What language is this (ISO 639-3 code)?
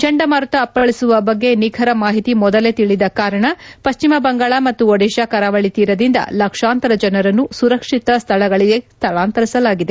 kan